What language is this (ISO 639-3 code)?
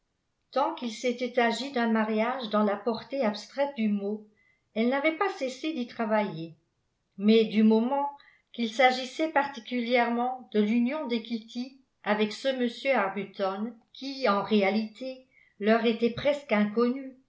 fra